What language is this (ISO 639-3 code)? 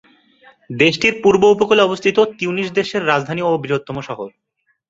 ben